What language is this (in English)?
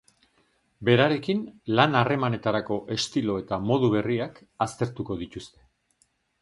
Basque